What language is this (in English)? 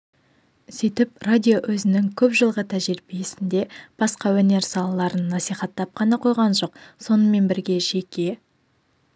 Kazakh